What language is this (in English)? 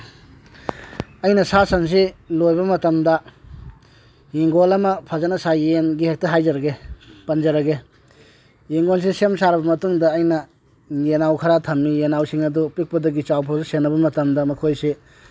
Manipuri